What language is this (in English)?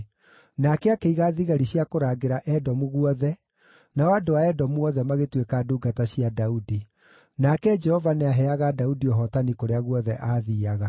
Kikuyu